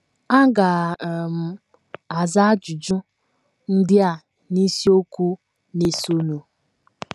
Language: Igbo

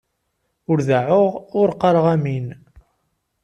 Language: Kabyle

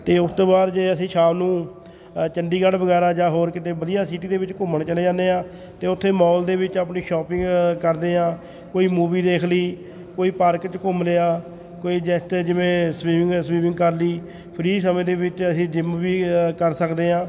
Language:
Punjabi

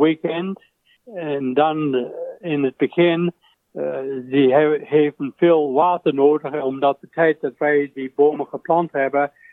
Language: Dutch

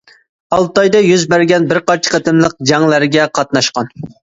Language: Uyghur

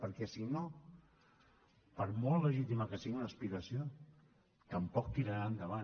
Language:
Catalan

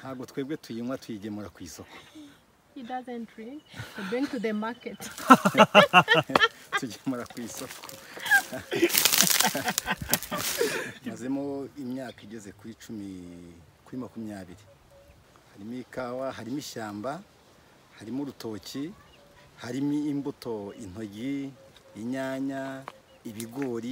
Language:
Dutch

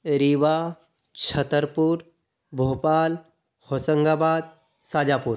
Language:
Hindi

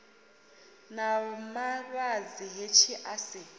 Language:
Venda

